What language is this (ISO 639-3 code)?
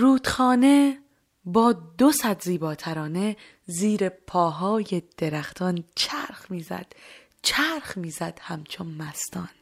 fas